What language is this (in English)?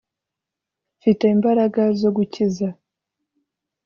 Kinyarwanda